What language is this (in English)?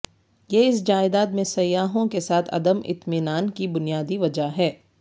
Urdu